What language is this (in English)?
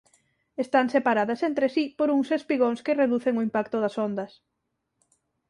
Galician